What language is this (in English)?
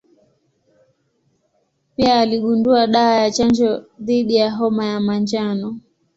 Swahili